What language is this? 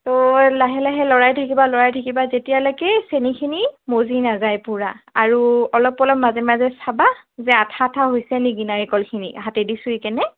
Assamese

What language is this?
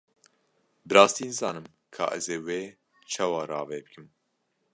Kurdish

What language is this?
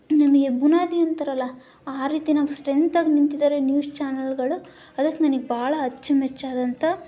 Kannada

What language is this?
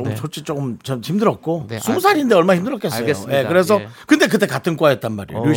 Korean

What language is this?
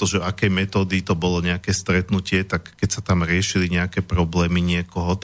Slovak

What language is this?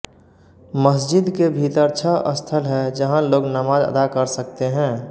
Hindi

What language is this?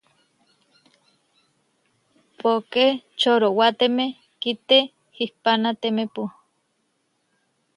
Huarijio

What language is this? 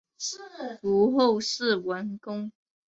Chinese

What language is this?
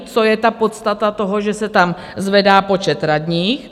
Czech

